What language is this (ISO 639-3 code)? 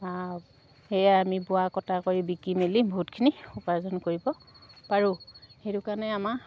asm